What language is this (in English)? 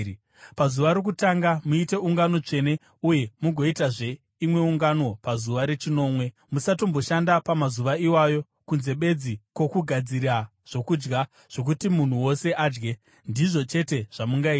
Shona